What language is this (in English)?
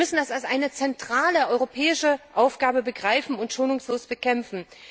German